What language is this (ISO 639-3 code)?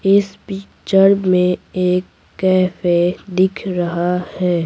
hin